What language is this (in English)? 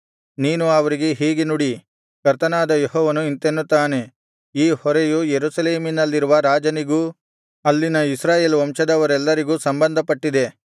Kannada